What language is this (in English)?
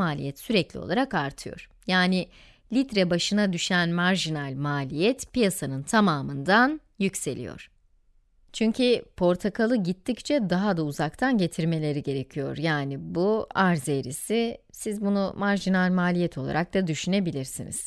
Turkish